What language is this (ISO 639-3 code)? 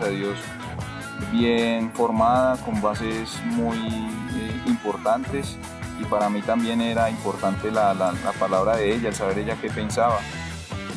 spa